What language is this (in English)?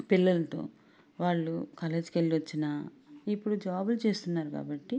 Telugu